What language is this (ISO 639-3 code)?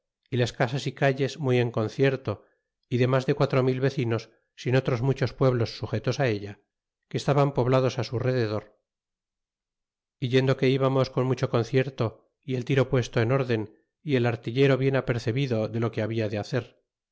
spa